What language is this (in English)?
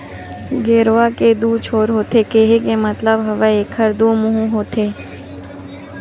Chhattisgarhi